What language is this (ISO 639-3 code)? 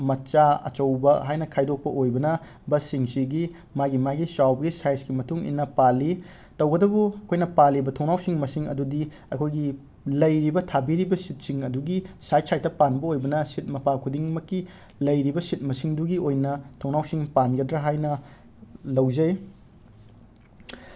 mni